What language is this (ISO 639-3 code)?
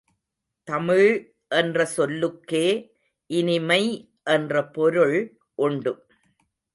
tam